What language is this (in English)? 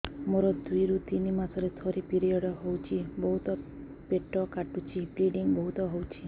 Odia